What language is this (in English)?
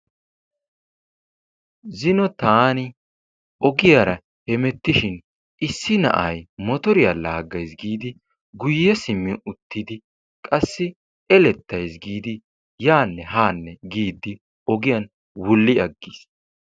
Wolaytta